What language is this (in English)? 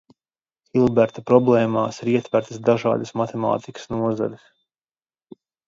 Latvian